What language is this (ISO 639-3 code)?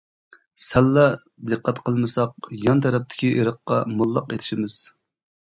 uig